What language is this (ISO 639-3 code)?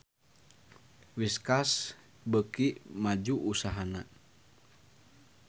sun